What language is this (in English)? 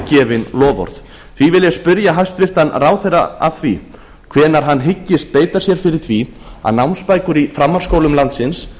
Icelandic